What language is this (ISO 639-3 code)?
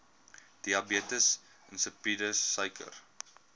afr